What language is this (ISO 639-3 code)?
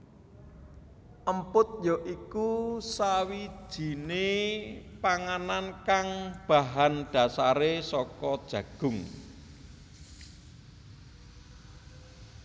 jav